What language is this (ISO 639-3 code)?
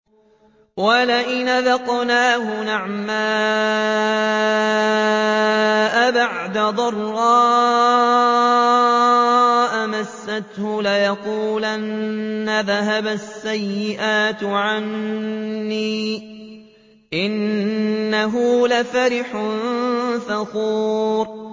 ara